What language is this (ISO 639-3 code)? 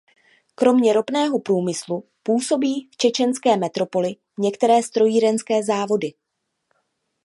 ces